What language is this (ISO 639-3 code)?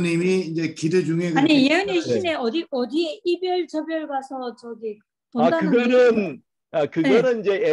kor